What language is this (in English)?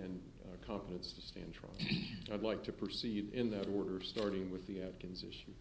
English